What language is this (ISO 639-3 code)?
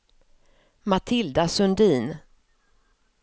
swe